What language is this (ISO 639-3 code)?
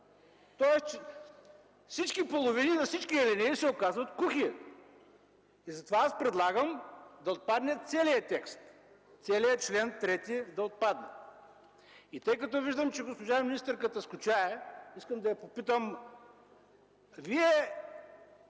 bul